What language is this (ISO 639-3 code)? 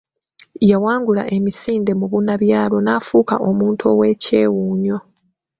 lug